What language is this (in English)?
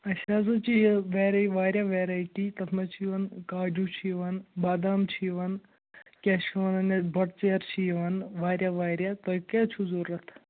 Kashmiri